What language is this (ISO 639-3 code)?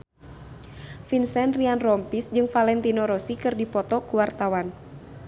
sun